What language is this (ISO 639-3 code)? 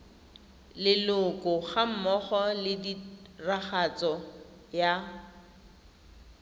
tsn